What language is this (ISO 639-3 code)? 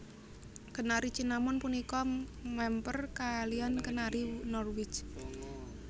jav